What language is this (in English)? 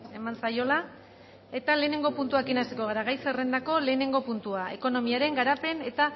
Basque